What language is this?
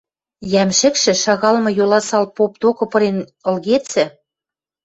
Western Mari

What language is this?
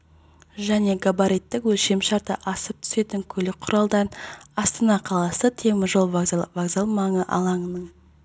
Kazakh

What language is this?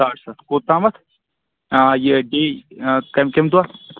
Kashmiri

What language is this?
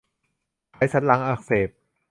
Thai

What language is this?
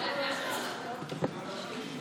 Hebrew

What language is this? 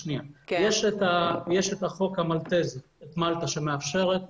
Hebrew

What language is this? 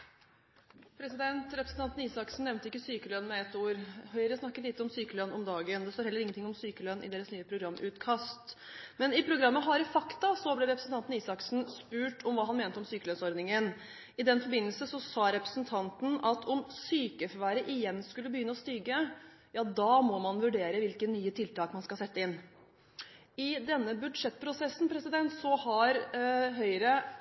Norwegian Bokmål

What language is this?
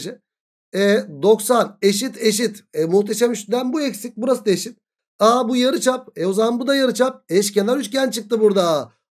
Turkish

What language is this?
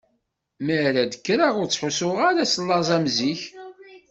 Kabyle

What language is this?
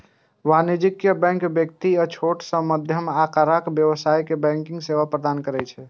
Maithili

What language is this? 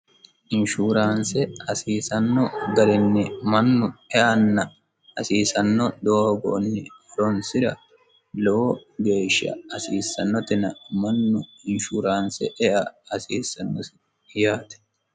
Sidamo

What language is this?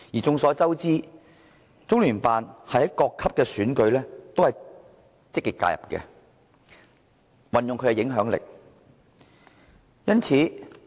Cantonese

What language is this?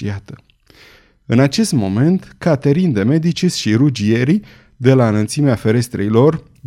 Romanian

